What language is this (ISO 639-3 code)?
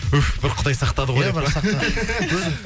kaz